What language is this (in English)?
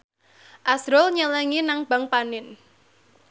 Javanese